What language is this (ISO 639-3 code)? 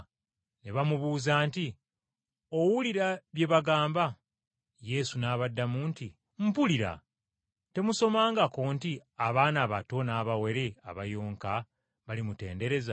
lug